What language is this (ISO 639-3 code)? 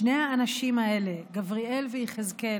heb